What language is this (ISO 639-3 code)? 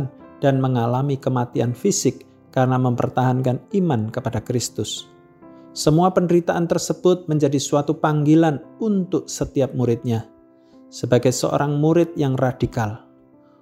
ind